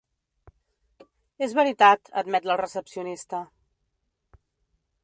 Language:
Catalan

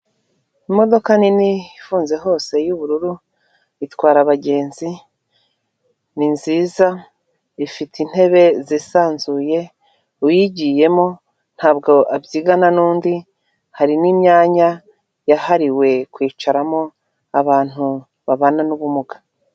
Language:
Kinyarwanda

